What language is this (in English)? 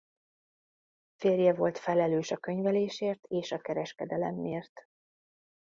Hungarian